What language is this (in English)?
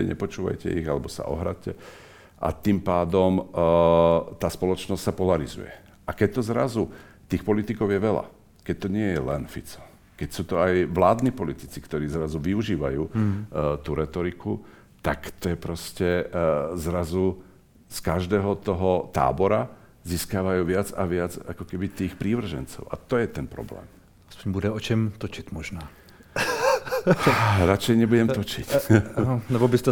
Czech